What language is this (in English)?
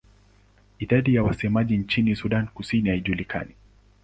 Swahili